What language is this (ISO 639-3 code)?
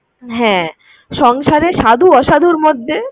ben